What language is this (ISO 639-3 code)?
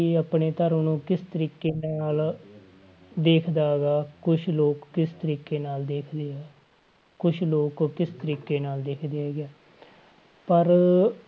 pan